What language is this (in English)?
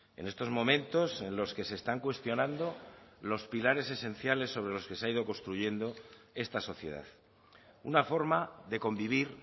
Spanish